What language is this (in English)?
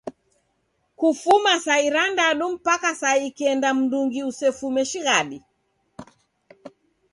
Taita